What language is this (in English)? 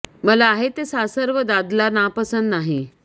Marathi